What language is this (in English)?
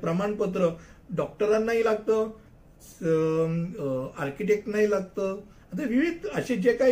Hindi